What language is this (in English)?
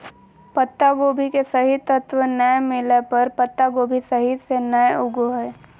Magahi